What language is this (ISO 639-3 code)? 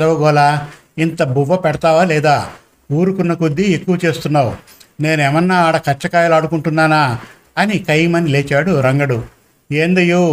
tel